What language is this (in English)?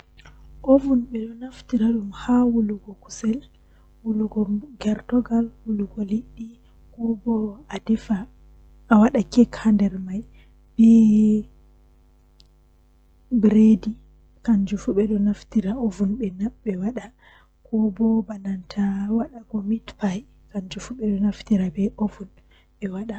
Western Niger Fulfulde